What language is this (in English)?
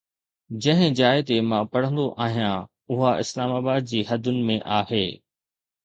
Sindhi